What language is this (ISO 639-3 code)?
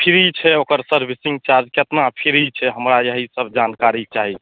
mai